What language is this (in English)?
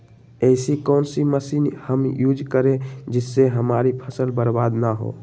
Magahi